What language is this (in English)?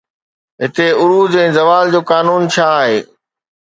Sindhi